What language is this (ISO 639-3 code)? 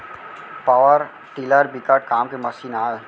hne